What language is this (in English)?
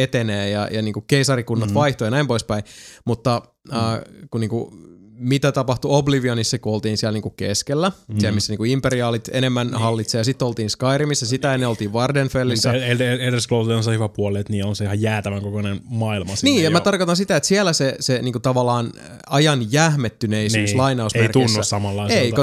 Finnish